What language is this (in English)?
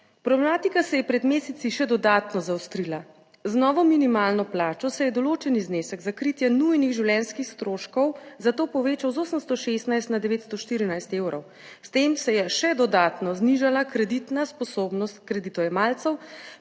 Slovenian